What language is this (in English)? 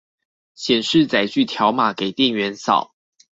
Chinese